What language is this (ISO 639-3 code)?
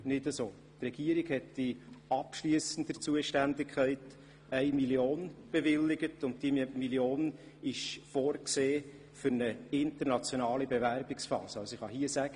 gsw